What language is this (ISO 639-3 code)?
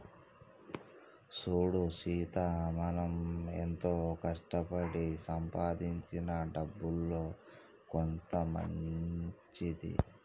tel